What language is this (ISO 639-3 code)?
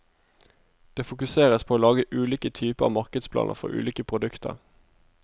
nor